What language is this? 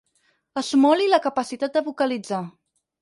Catalan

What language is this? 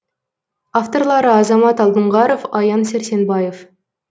Kazakh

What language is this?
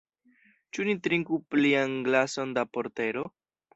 Esperanto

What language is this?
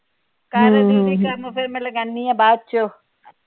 Punjabi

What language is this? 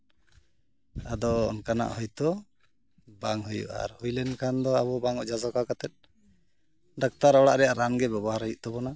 Santali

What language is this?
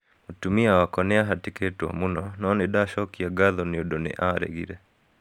Kikuyu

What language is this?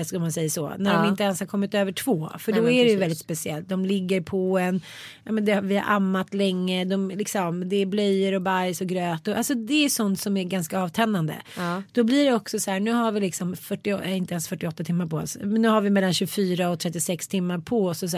Swedish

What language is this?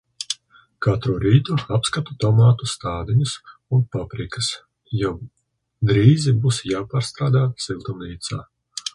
Latvian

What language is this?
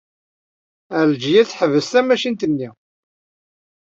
Kabyle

